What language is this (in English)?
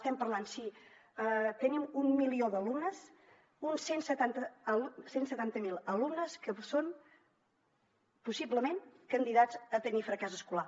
Catalan